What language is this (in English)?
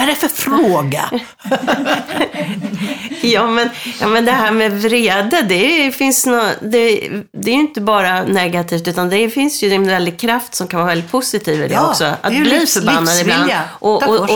Swedish